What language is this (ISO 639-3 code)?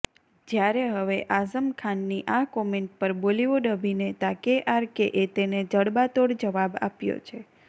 guj